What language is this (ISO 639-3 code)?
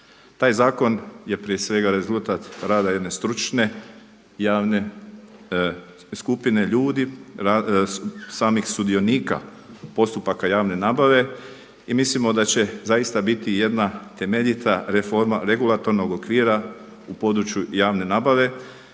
hrv